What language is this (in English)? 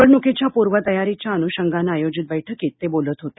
Marathi